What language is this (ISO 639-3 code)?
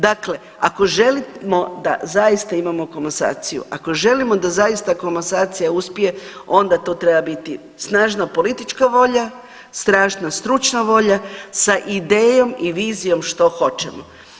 hrv